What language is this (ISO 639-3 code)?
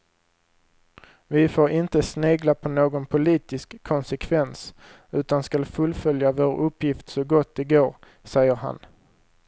swe